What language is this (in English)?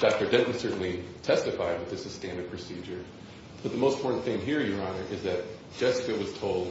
English